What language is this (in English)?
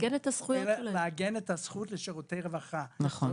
Hebrew